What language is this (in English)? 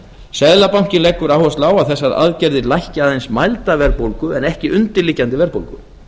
Icelandic